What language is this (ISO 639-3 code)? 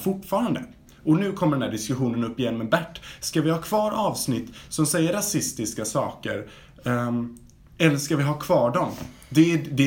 swe